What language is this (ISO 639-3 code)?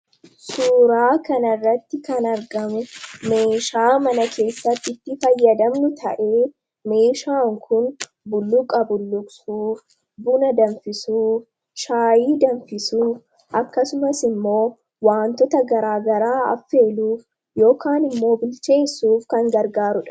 orm